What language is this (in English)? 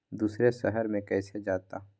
Magahi